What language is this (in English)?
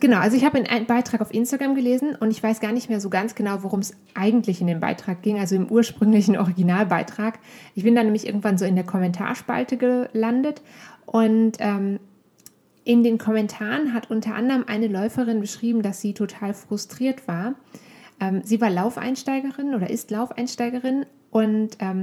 German